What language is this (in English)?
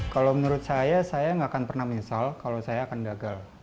Indonesian